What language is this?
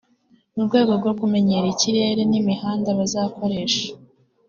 Kinyarwanda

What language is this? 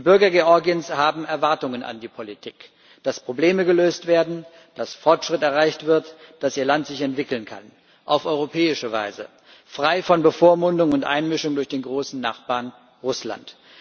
German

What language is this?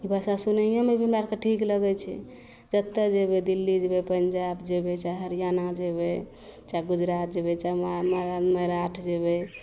Maithili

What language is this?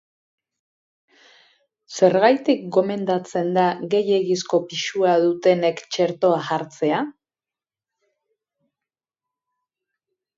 Basque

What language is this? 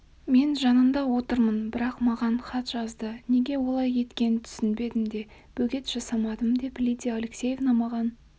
Kazakh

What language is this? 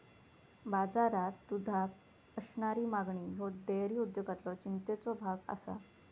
Marathi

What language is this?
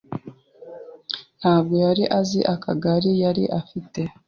Kinyarwanda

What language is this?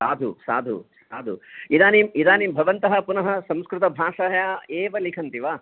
Sanskrit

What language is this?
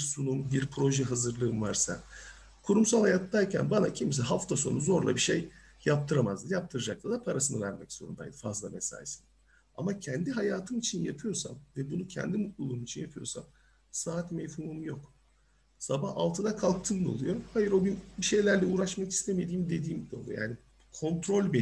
Turkish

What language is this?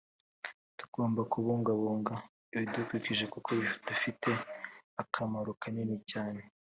Kinyarwanda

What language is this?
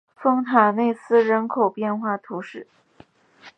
Chinese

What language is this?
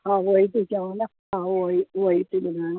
Sindhi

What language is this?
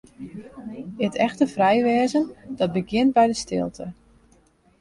Western Frisian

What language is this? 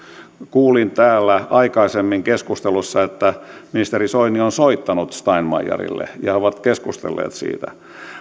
Finnish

